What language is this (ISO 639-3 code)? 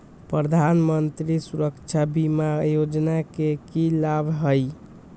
mag